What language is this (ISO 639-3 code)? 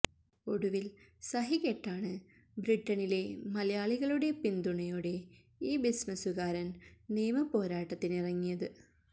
mal